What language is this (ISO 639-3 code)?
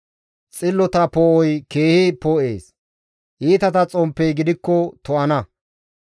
gmv